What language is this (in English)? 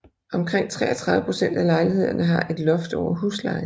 Danish